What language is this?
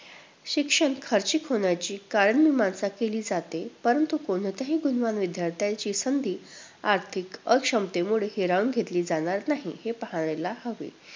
Marathi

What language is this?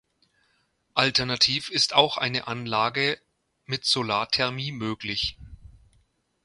German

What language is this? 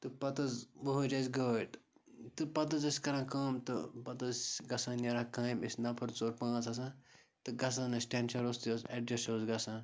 Kashmiri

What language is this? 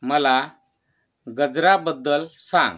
Marathi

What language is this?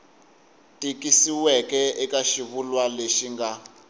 Tsonga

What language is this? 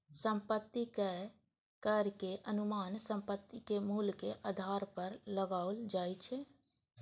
Maithili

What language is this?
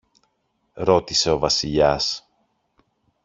Greek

